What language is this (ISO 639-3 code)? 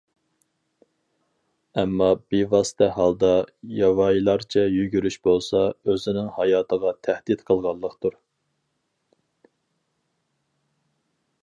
uig